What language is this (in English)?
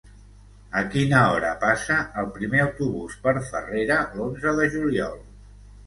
Catalan